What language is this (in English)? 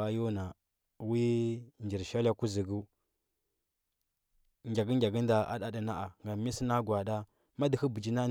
Huba